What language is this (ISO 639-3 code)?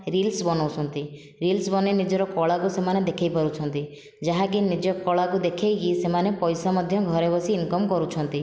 ori